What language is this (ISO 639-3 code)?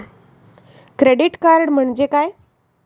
mar